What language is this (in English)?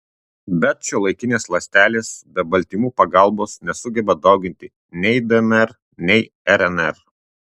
Lithuanian